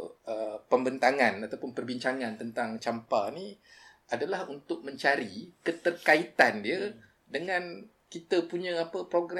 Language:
Malay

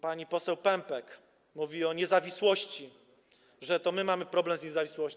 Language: Polish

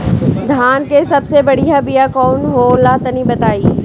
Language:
Bhojpuri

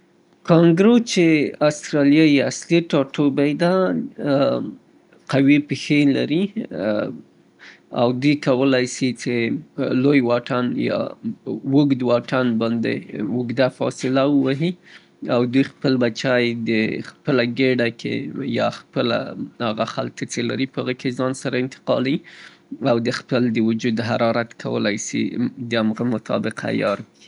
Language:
Southern Pashto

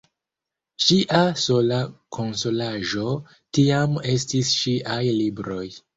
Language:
Esperanto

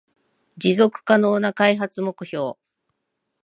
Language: Japanese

